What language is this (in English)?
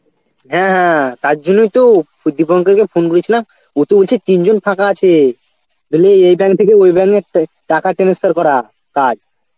Bangla